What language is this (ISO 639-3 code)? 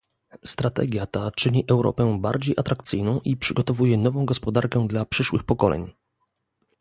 pol